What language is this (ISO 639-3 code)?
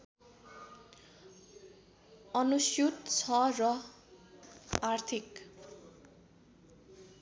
nep